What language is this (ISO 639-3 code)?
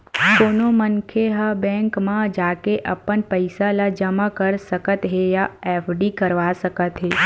hne